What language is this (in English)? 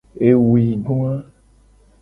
Gen